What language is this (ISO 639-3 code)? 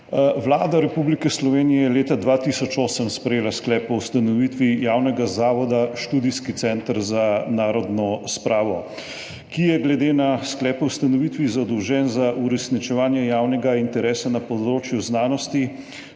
slv